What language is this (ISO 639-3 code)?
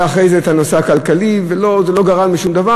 heb